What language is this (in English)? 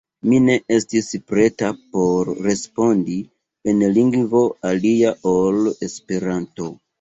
Esperanto